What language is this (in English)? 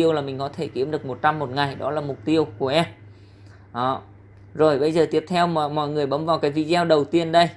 Vietnamese